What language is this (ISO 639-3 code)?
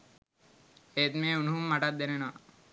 sin